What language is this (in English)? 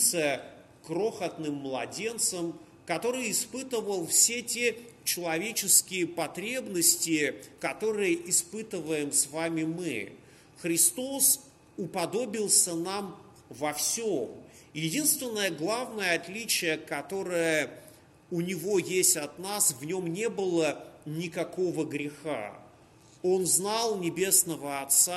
Russian